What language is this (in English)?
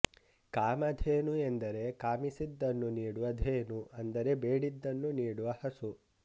Kannada